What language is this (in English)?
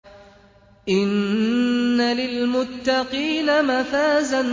Arabic